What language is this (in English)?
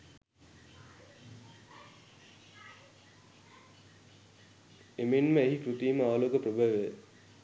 Sinhala